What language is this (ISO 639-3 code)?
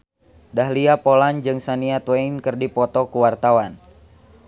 sun